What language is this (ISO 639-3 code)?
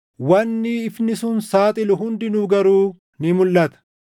orm